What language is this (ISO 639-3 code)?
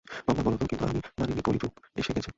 ben